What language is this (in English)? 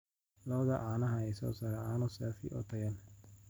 Somali